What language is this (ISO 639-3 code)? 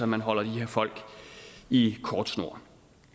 dan